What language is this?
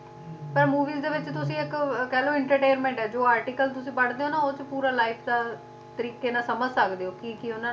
Punjabi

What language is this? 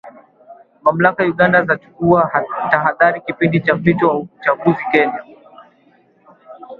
Swahili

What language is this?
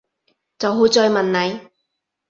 Cantonese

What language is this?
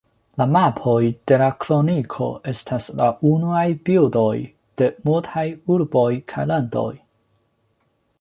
Esperanto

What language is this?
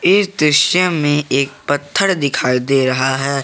Hindi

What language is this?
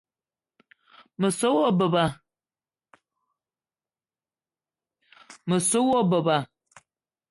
Eton (Cameroon)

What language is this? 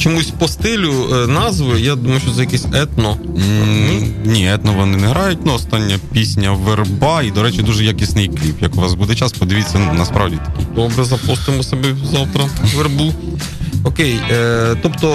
Ukrainian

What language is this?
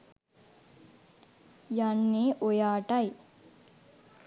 Sinhala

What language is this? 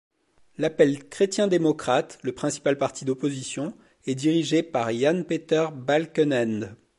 French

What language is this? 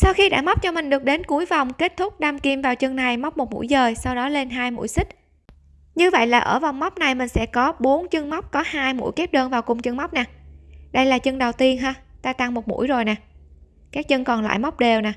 Vietnamese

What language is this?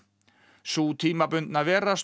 Icelandic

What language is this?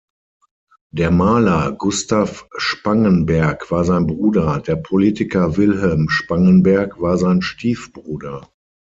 German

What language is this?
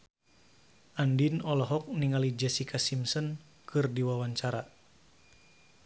Sundanese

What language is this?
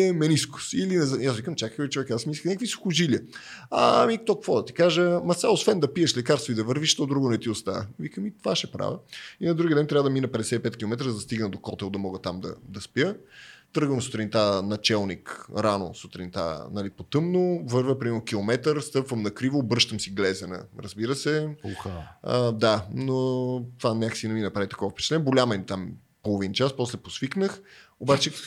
Bulgarian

